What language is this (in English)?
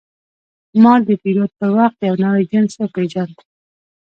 Pashto